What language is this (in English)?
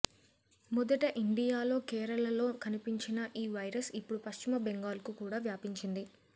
Telugu